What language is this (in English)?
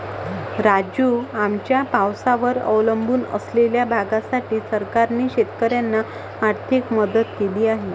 Marathi